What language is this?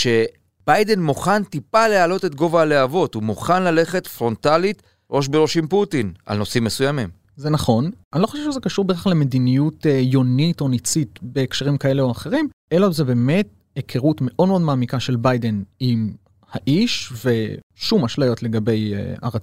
Hebrew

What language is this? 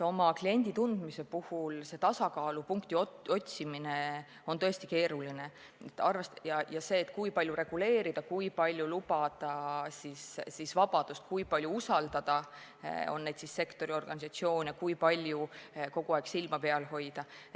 Estonian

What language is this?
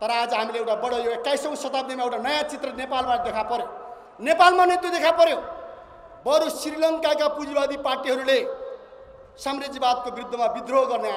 Indonesian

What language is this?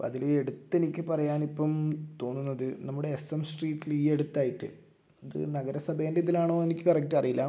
Malayalam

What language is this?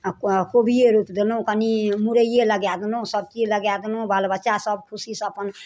Maithili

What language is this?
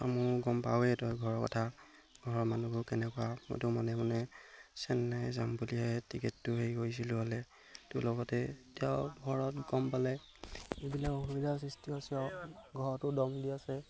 Assamese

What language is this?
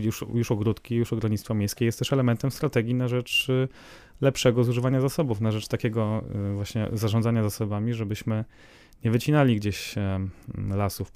Polish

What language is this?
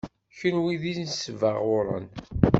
Kabyle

